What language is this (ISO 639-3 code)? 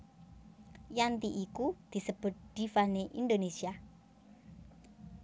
jav